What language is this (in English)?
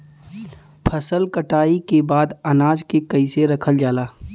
Bhojpuri